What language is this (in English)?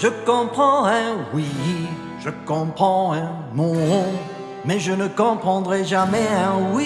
French